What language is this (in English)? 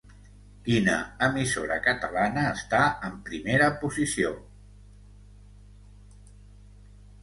Catalan